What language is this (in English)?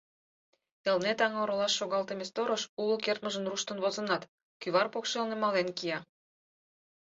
Mari